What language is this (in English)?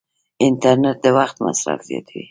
Pashto